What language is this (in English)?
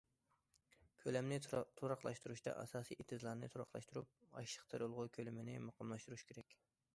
Uyghur